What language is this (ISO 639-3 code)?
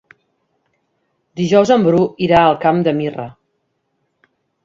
cat